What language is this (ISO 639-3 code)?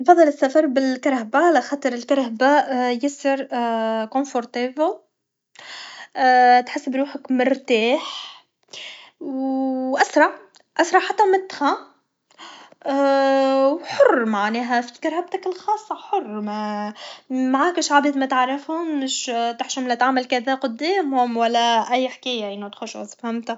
aeb